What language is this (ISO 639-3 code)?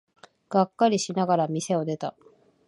jpn